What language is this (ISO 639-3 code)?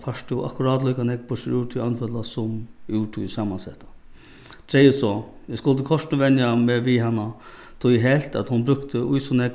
fao